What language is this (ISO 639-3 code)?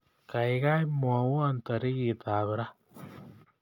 kln